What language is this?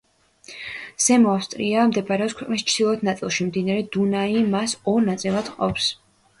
Georgian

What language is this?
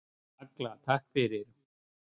Icelandic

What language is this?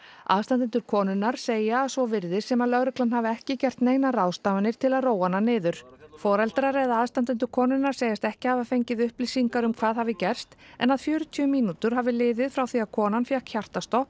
Icelandic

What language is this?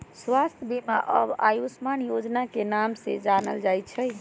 Magahi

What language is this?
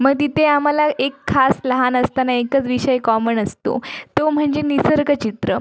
Marathi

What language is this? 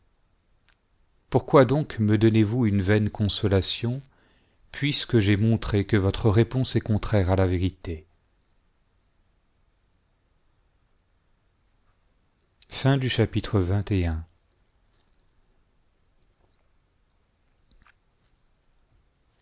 French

